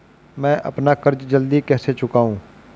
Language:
Hindi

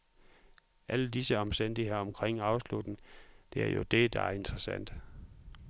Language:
Danish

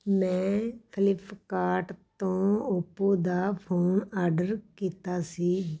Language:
Punjabi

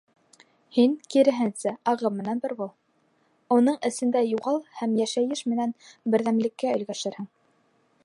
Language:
Bashkir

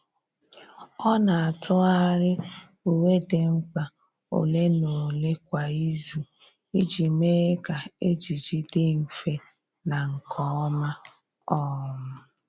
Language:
Igbo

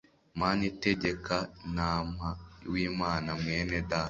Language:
Kinyarwanda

